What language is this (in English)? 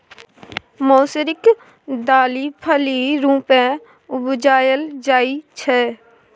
Maithili